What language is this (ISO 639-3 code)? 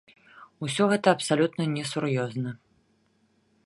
bel